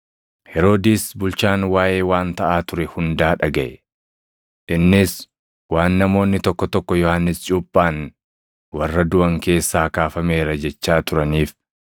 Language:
Oromo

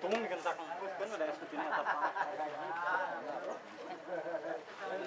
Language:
Indonesian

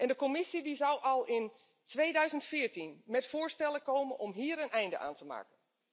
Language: Dutch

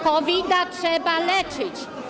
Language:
Polish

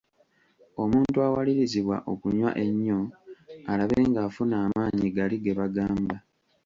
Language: Ganda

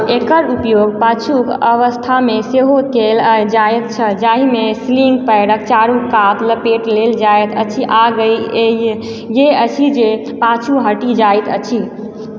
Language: Maithili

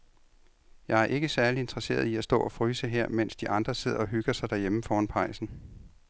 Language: Danish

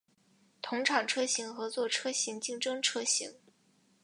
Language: Chinese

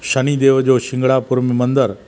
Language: Sindhi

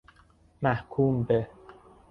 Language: Persian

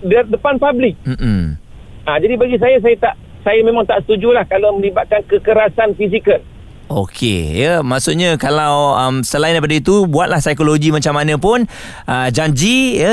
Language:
Malay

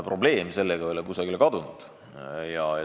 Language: Estonian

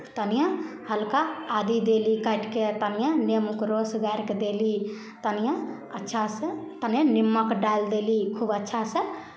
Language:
Maithili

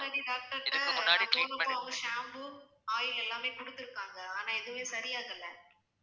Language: Tamil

